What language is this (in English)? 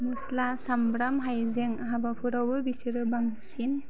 Bodo